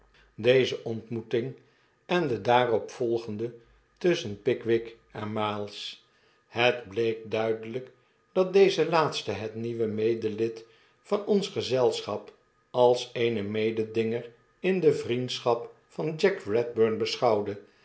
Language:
Dutch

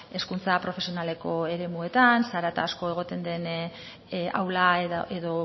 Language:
Basque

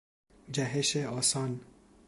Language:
Persian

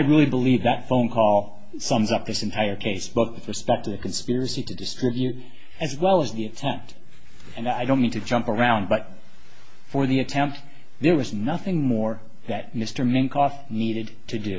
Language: English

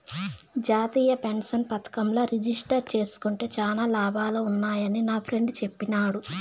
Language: Telugu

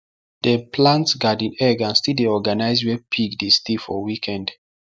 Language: Nigerian Pidgin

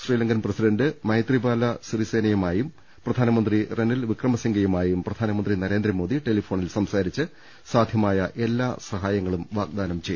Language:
Malayalam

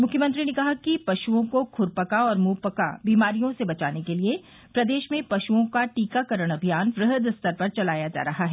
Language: Hindi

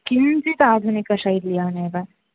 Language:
Sanskrit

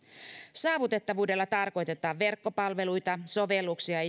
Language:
Finnish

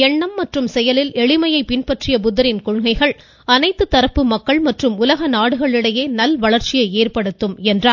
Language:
Tamil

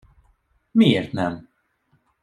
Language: Hungarian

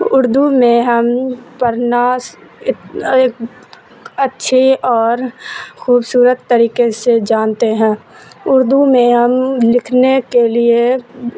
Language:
Urdu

